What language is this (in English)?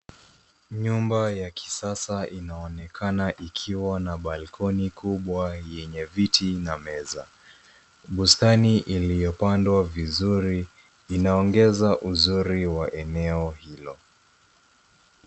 Swahili